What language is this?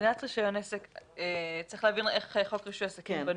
Hebrew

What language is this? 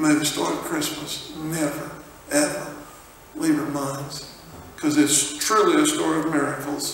English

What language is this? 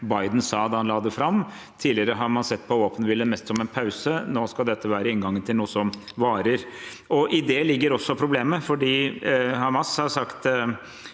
Norwegian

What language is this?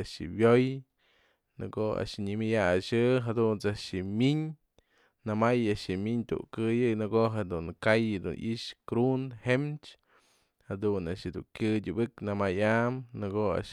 Mazatlán Mixe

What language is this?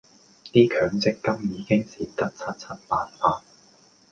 Cantonese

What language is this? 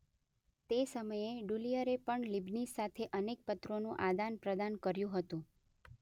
Gujarati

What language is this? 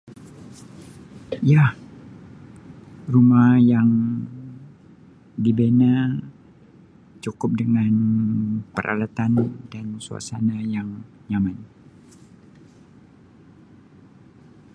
Sabah Malay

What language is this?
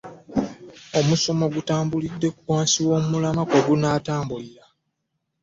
Ganda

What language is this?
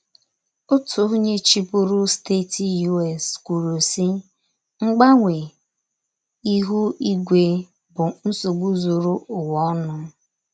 Igbo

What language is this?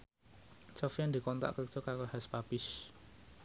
Javanese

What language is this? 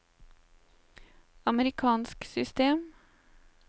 Norwegian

